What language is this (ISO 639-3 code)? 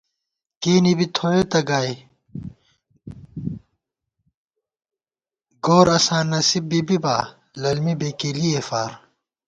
gwt